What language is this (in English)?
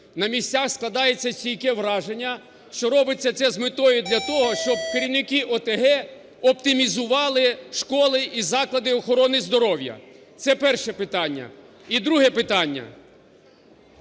Ukrainian